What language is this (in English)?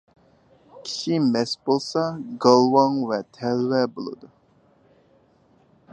Uyghur